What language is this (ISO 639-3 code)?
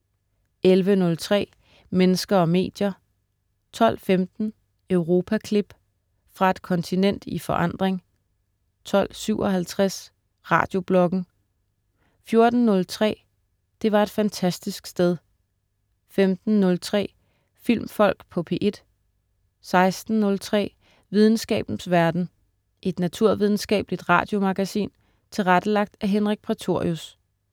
dan